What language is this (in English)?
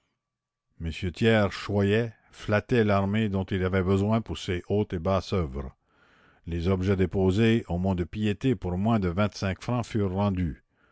French